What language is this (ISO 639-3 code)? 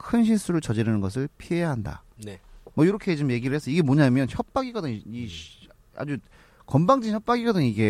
kor